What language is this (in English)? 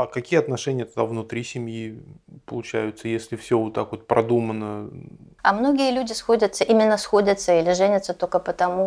Russian